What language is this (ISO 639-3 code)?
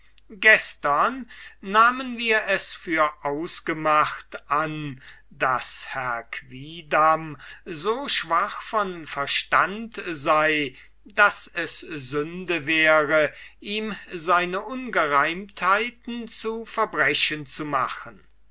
deu